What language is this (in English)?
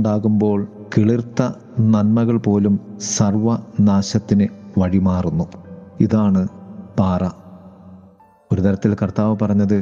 Malayalam